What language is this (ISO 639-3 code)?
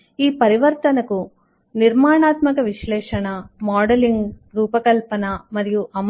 tel